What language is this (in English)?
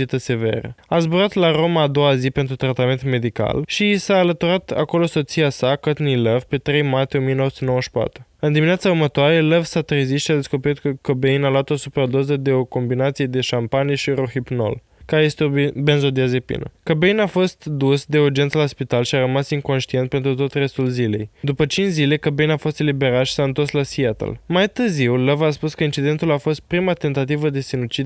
Romanian